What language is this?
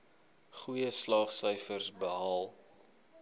Afrikaans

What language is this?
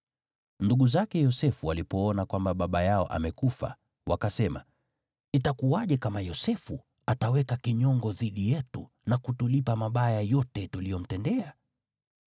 Swahili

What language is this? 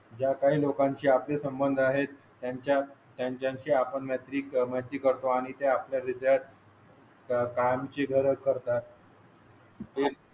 Marathi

